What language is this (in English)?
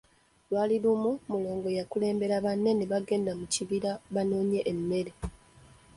Ganda